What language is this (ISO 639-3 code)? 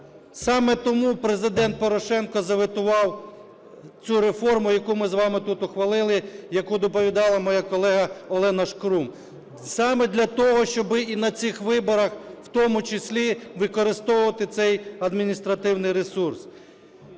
ukr